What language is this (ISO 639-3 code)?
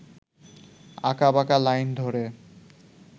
ben